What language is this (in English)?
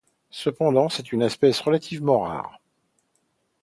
French